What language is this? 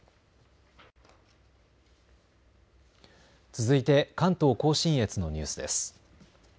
Japanese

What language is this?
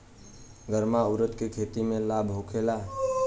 Bhojpuri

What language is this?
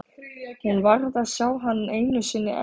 Icelandic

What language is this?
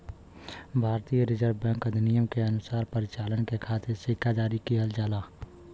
Bhojpuri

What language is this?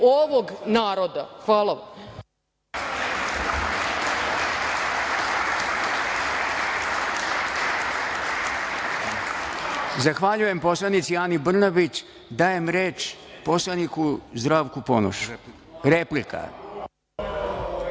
Serbian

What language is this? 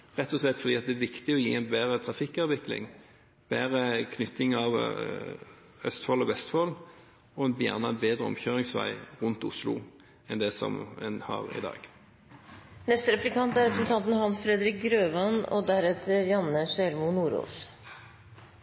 Norwegian Bokmål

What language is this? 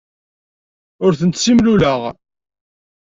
Kabyle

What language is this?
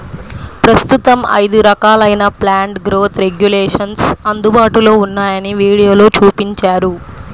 Telugu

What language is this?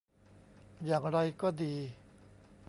Thai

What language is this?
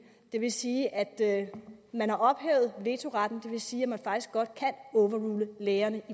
Danish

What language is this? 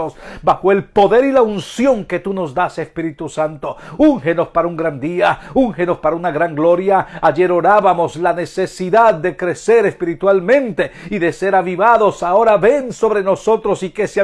Spanish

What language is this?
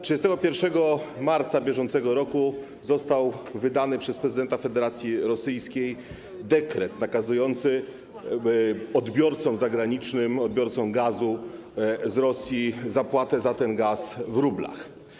Polish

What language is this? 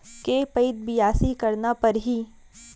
Chhattisgarhi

